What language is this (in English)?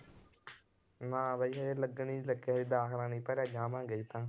Punjabi